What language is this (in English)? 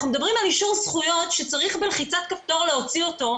Hebrew